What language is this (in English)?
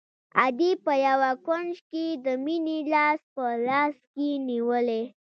Pashto